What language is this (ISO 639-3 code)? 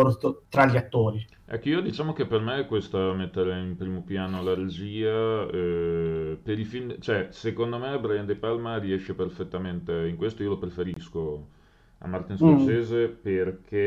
ita